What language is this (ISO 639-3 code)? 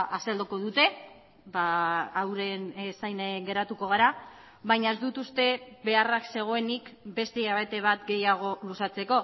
eus